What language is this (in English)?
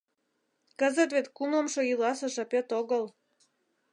Mari